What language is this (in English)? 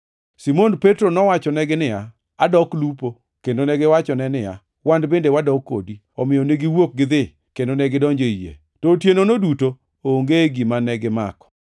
Luo (Kenya and Tanzania)